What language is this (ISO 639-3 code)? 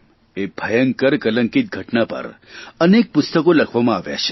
guj